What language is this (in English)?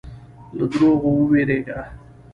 Pashto